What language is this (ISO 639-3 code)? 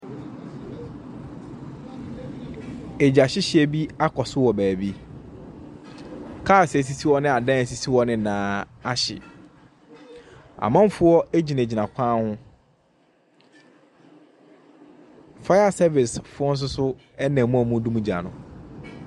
aka